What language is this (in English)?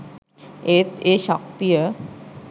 Sinhala